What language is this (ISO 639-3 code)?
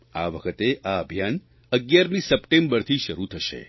guj